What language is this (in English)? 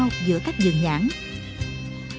Vietnamese